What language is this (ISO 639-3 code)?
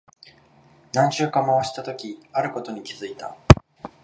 jpn